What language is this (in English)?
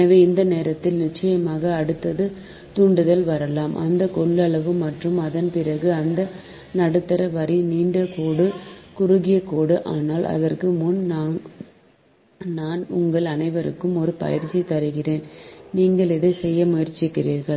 Tamil